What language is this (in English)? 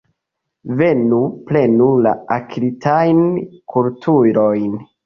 Esperanto